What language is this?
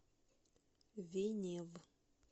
Russian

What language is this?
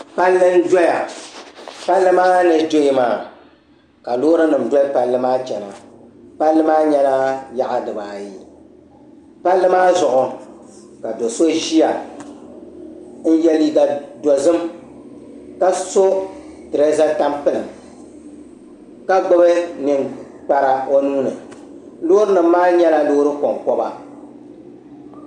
Dagbani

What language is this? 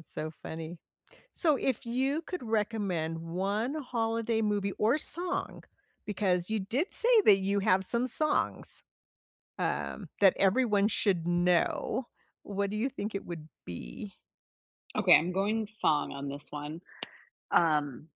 English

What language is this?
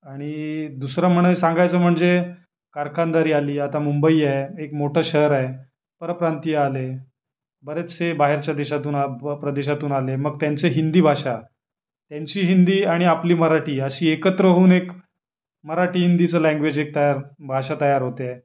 Marathi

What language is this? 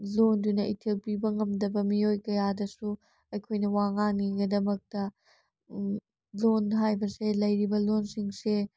Manipuri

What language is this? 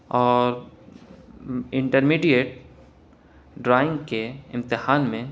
Urdu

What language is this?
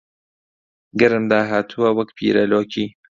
Central Kurdish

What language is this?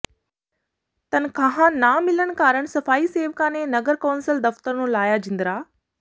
Punjabi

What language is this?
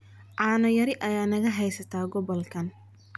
Somali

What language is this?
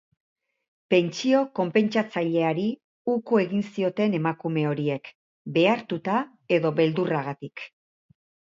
Basque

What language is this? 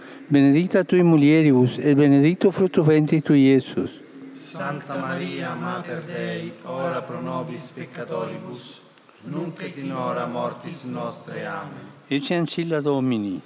Vietnamese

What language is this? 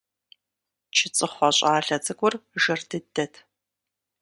Kabardian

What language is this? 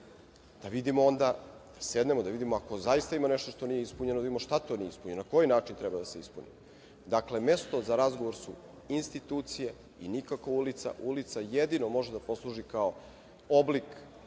Serbian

